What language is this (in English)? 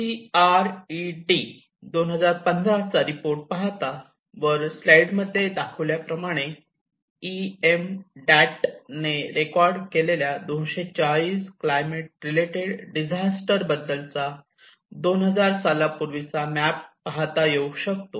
Marathi